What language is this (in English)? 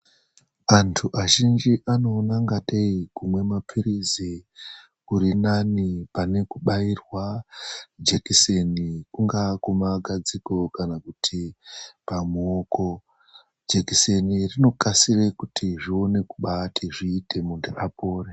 Ndau